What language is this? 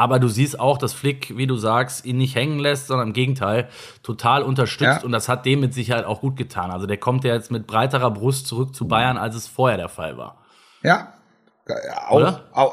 German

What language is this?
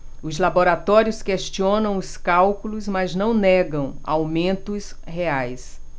Portuguese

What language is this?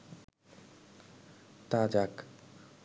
Bangla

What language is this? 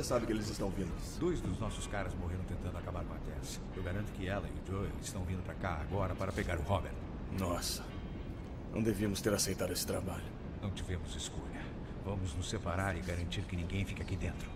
Portuguese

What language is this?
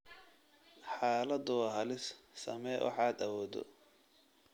Somali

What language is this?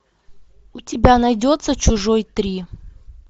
Russian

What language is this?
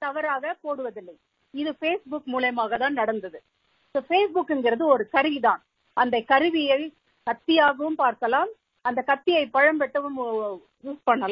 Tamil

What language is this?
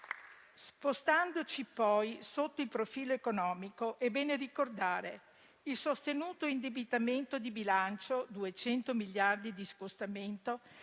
Italian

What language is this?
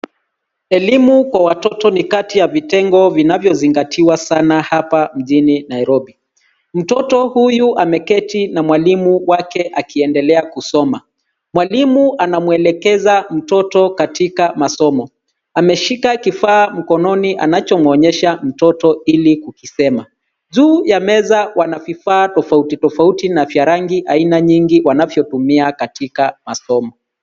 Swahili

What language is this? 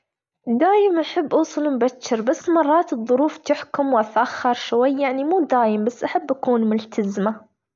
Gulf Arabic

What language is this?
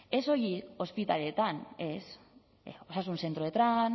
Basque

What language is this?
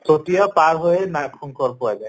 Assamese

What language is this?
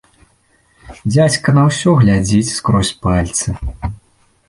Belarusian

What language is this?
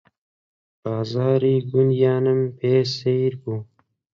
Central Kurdish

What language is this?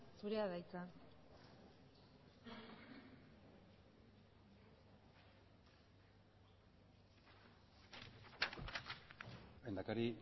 Basque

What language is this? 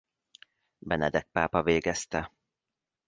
Hungarian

